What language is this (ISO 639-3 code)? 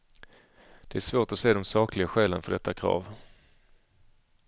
swe